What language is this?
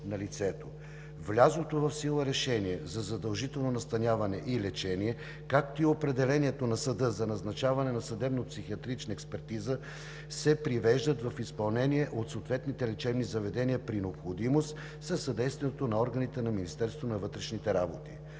Bulgarian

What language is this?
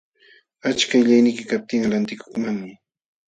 Jauja Wanca Quechua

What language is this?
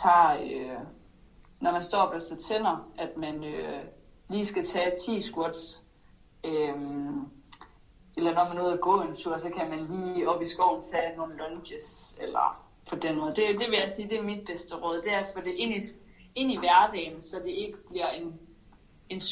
Danish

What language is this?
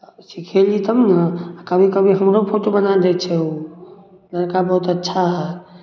Maithili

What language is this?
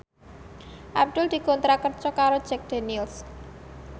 Javanese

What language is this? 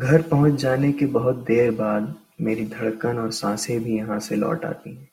Urdu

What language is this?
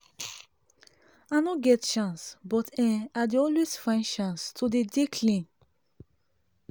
Nigerian Pidgin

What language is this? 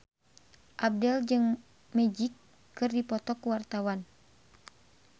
Sundanese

